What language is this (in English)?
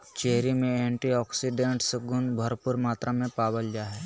Magahi